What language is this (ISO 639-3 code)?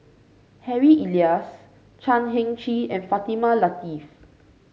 eng